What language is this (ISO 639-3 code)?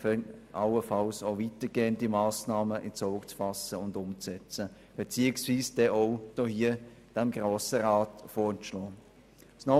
gsw